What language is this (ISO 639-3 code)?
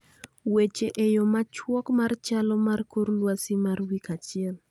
luo